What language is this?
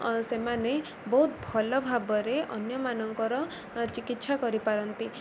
Odia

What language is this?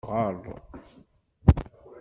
Kabyle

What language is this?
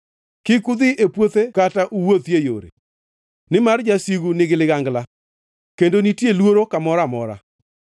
Luo (Kenya and Tanzania)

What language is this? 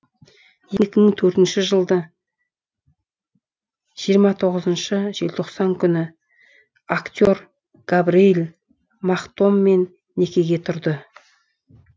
Kazakh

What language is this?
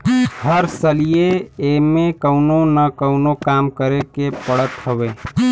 Bhojpuri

